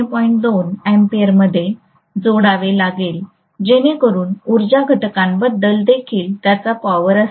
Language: Marathi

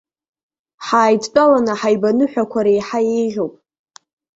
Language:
Abkhazian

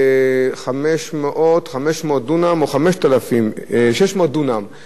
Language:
Hebrew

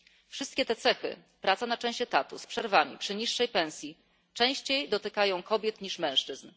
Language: Polish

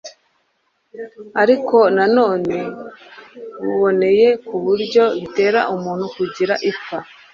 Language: Kinyarwanda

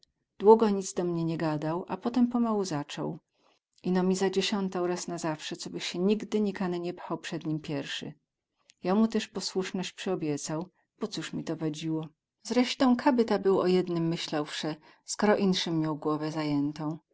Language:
Polish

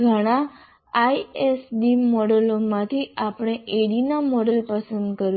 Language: Gujarati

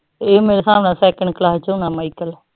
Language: Punjabi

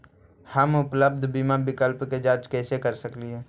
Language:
Magahi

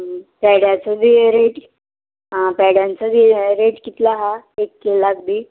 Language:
Konkani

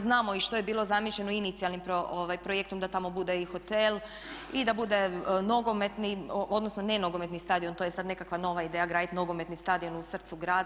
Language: Croatian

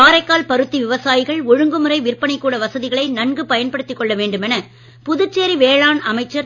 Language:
Tamil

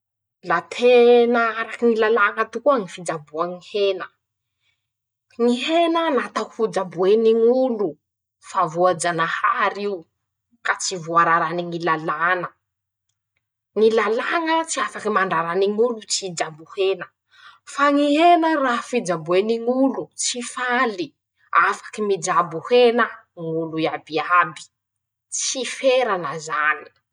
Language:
Masikoro Malagasy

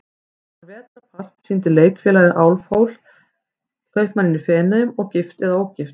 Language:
Icelandic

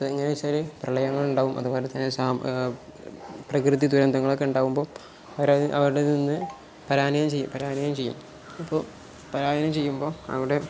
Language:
Malayalam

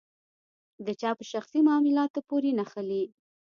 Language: Pashto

